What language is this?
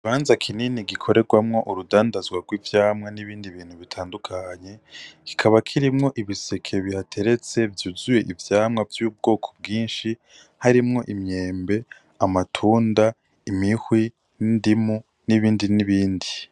Rundi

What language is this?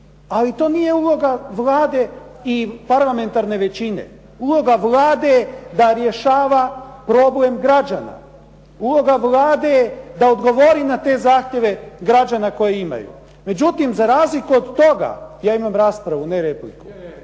Croatian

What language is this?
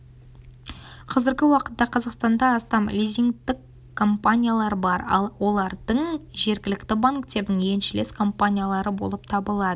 Kazakh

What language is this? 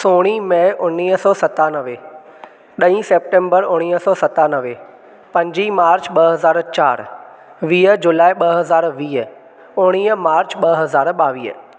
Sindhi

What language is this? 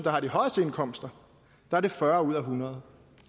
Danish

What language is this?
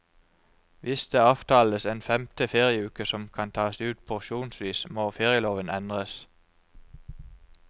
Norwegian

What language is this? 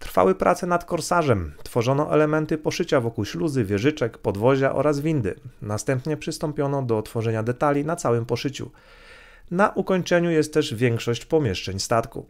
Polish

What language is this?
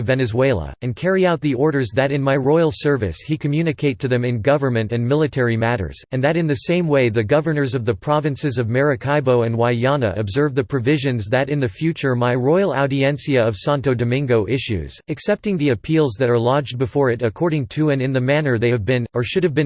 English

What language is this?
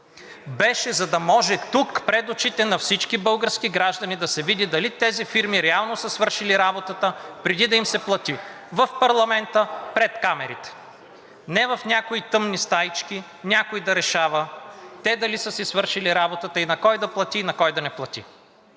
Bulgarian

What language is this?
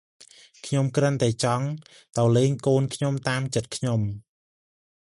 Khmer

